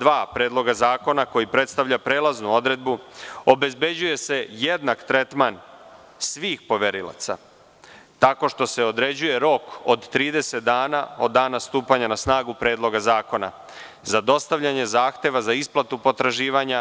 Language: Serbian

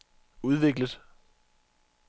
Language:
Danish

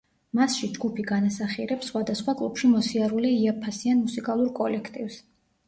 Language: Georgian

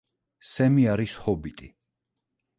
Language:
Georgian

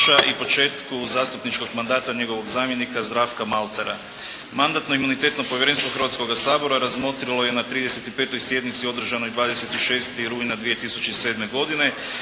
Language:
Croatian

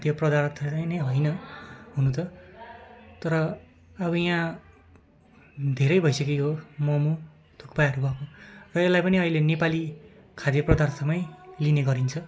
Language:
Nepali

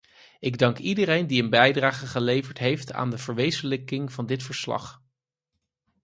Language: Dutch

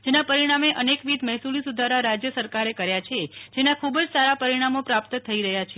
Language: Gujarati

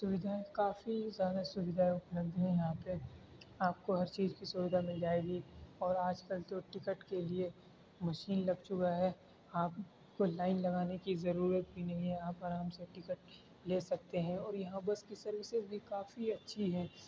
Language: Urdu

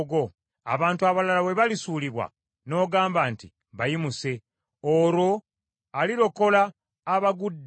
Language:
Ganda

